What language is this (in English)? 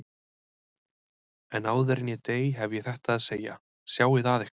Icelandic